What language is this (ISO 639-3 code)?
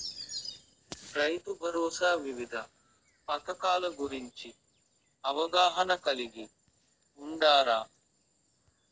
tel